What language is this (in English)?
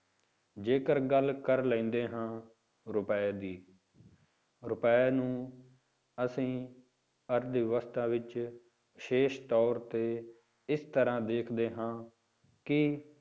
Punjabi